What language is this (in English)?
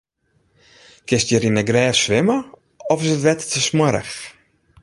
Western Frisian